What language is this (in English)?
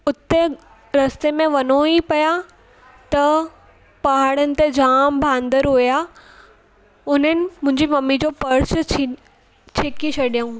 Sindhi